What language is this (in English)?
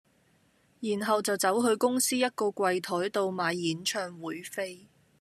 Cantonese